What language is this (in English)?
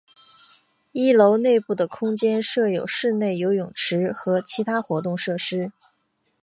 Chinese